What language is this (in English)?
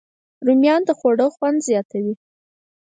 Pashto